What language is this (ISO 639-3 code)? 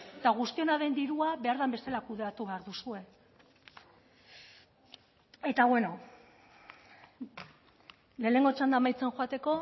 eus